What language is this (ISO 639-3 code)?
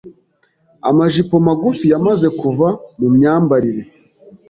kin